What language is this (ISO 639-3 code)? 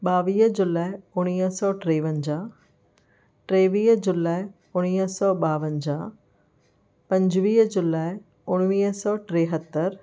snd